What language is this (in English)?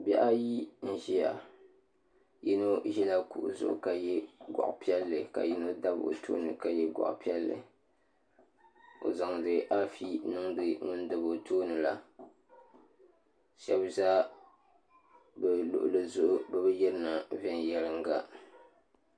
Dagbani